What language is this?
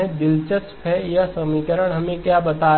Hindi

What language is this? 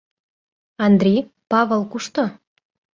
Mari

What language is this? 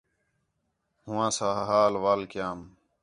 Khetrani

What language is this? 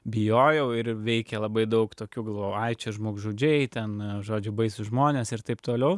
Lithuanian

